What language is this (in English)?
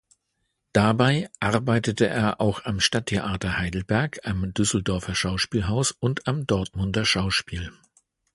German